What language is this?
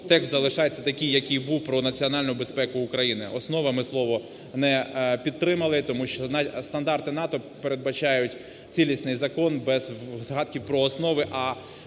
Ukrainian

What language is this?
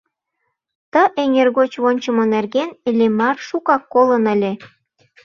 Mari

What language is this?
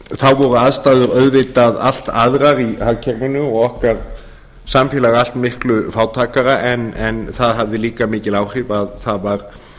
Icelandic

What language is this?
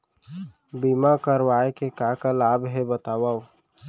Chhattisgarhi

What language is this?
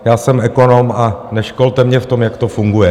Czech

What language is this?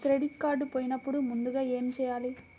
Telugu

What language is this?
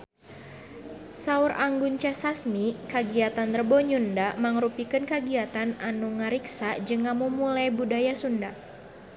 Sundanese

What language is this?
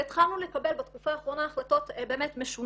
Hebrew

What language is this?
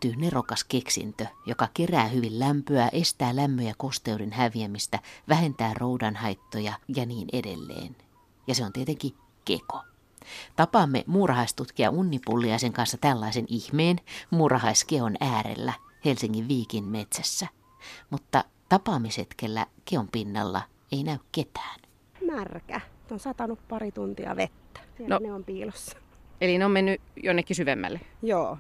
Finnish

